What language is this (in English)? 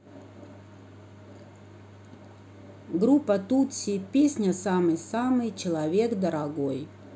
Russian